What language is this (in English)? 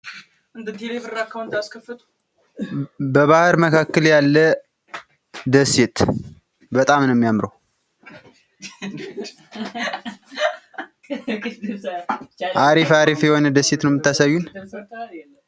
Amharic